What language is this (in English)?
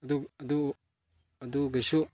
Manipuri